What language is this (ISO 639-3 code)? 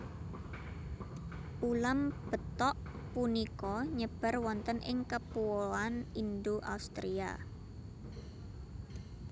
jav